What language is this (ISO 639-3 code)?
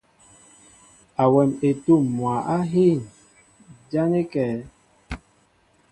mbo